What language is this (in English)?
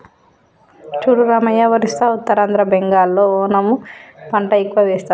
Telugu